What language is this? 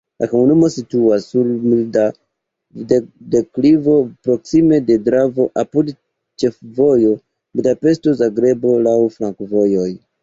Esperanto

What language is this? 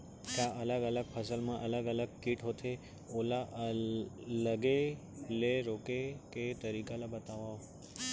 Chhattisgarhi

